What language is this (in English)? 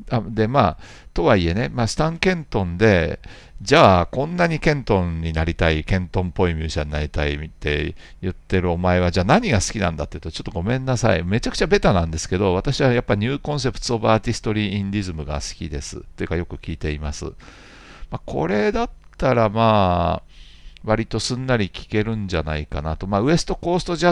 Japanese